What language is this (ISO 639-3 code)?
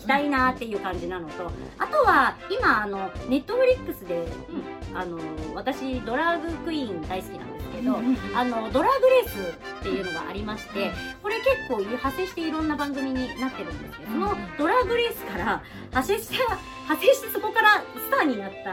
jpn